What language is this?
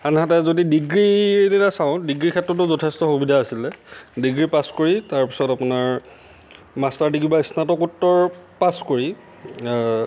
Assamese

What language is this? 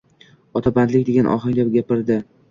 Uzbek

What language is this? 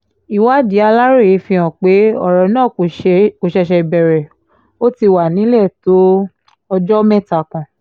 Yoruba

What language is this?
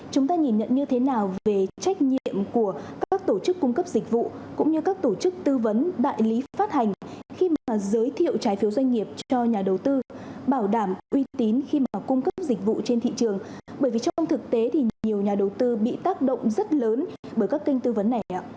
Vietnamese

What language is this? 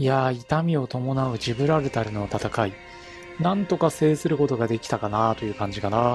Japanese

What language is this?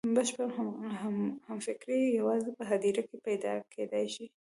Pashto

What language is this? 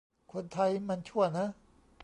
Thai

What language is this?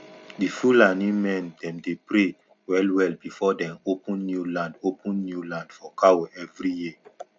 Nigerian Pidgin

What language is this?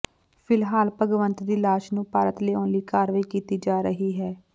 Punjabi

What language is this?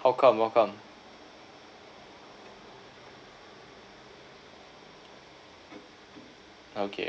English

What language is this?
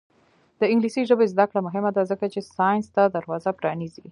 Pashto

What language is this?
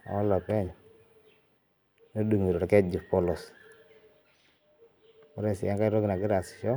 Masai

